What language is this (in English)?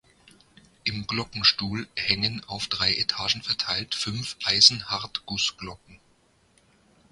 German